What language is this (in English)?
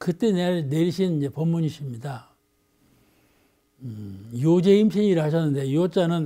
Korean